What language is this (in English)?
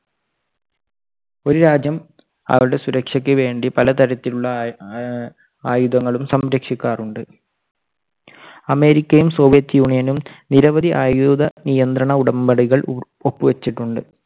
Malayalam